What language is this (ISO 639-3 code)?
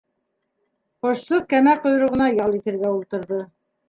bak